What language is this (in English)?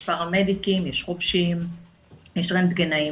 Hebrew